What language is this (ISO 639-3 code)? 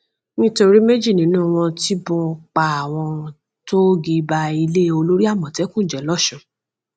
yor